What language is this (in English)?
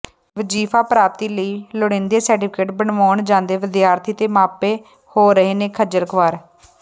Punjabi